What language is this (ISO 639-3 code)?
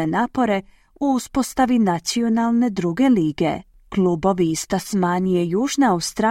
hrv